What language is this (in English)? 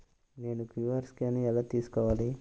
Telugu